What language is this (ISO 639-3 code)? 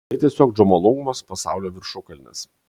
lit